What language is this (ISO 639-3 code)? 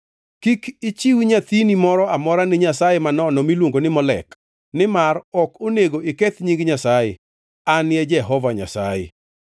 luo